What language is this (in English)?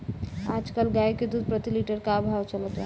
Bhojpuri